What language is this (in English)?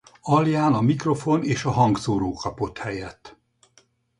Hungarian